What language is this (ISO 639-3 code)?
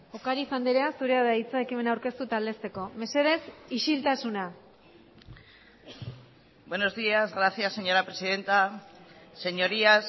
eus